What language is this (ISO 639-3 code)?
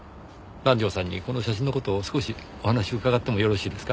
jpn